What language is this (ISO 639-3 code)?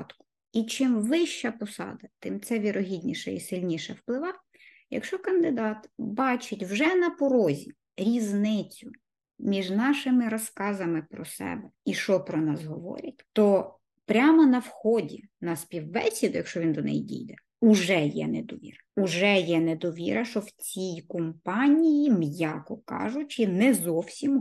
ukr